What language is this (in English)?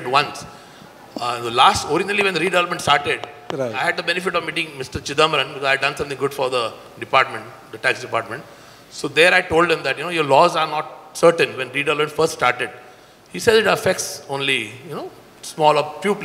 English